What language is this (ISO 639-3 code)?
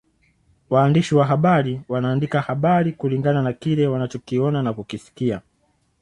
swa